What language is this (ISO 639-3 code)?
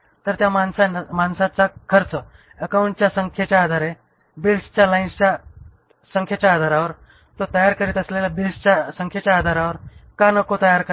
mar